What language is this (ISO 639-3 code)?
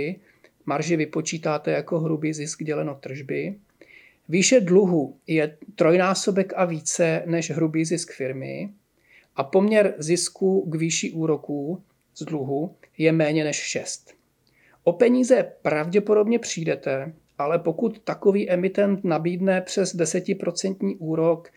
ces